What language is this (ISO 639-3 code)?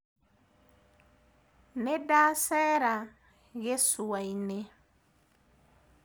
kik